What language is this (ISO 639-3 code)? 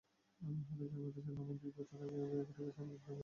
ben